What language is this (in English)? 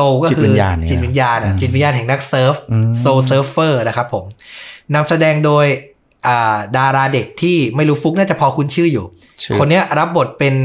Thai